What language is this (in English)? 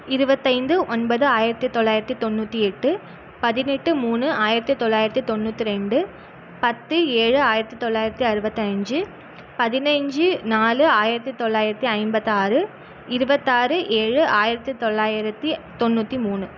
Tamil